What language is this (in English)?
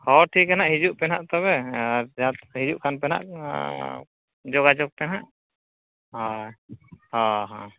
Santali